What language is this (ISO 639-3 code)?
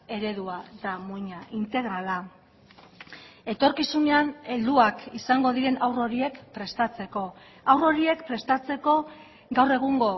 eus